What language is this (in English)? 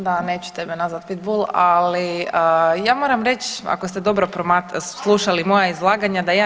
Croatian